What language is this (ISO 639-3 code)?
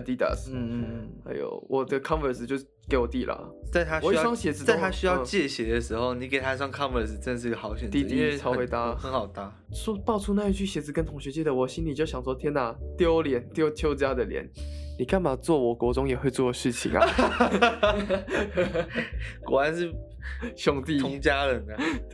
zho